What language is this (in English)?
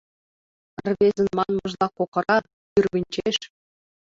Mari